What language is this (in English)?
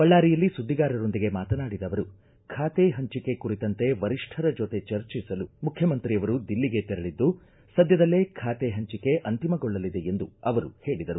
Kannada